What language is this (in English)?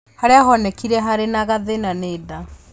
Kikuyu